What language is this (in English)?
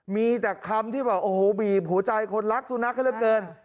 Thai